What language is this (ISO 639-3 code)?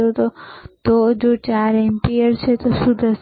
guj